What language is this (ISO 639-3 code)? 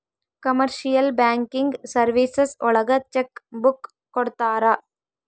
kan